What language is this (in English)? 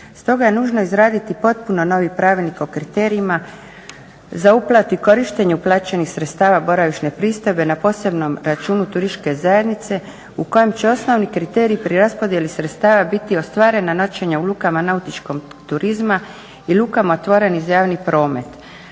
Croatian